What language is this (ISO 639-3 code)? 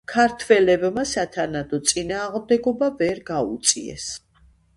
kat